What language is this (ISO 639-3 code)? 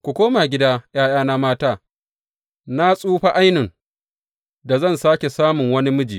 hau